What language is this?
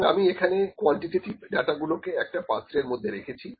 Bangla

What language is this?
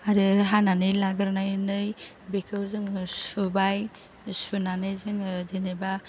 Bodo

